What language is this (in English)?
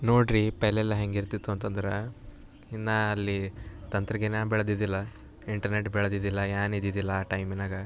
Kannada